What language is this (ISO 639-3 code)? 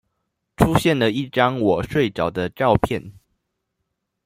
zho